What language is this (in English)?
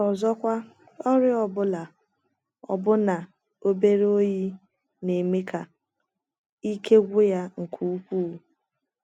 Igbo